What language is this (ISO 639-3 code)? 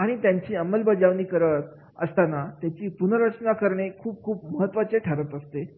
mar